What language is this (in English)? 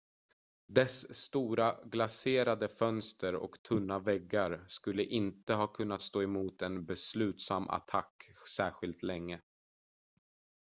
Swedish